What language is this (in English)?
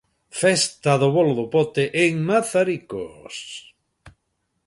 Galician